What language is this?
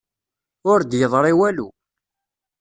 Kabyle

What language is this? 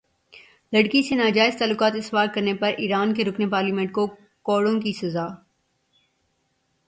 Urdu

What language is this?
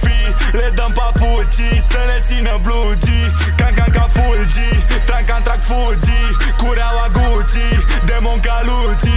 Romanian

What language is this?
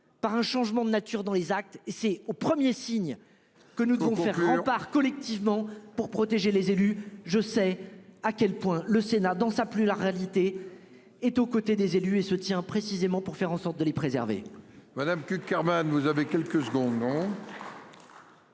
French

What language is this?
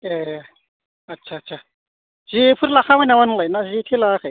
Bodo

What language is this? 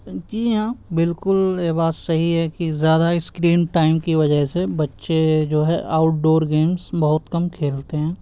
Urdu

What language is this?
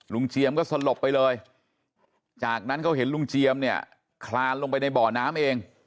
Thai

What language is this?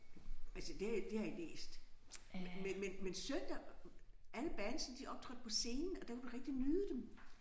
Danish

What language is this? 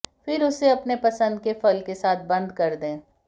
Hindi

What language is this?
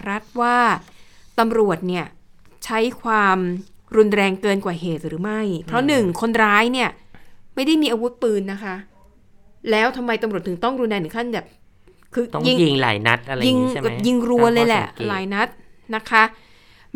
Thai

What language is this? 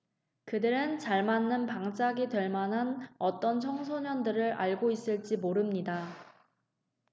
Korean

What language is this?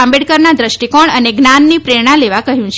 Gujarati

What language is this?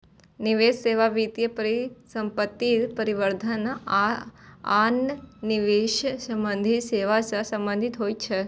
Maithili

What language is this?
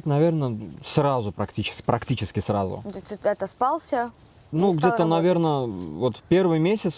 Russian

